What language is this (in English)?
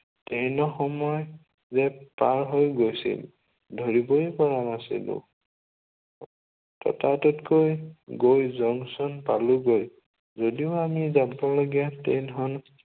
Assamese